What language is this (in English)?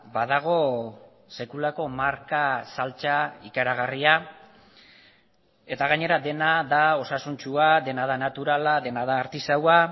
Basque